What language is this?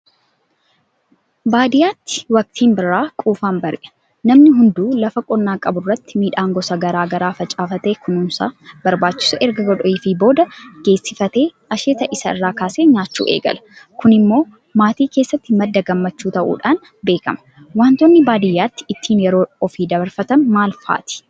Oromo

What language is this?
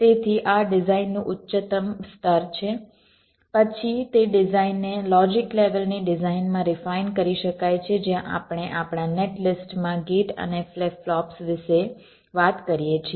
Gujarati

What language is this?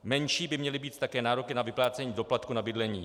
Czech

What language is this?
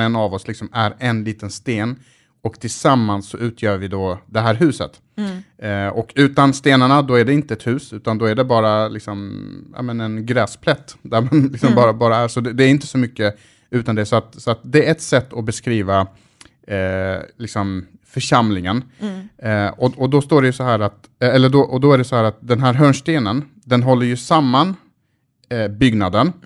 Swedish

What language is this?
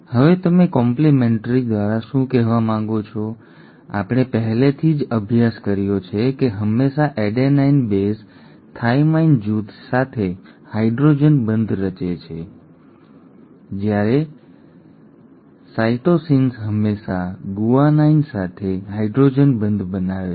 Gujarati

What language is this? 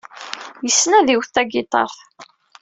Kabyle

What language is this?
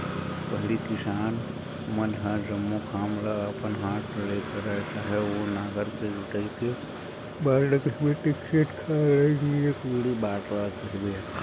Chhattisgarhi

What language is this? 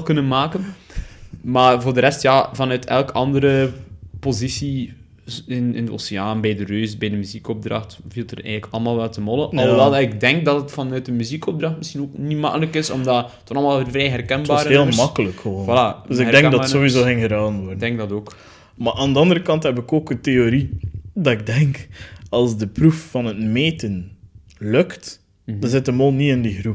Dutch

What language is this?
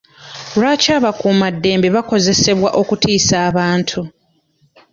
Ganda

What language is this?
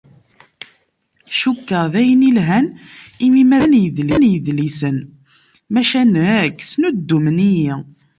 Kabyle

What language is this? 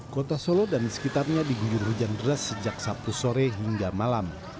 Indonesian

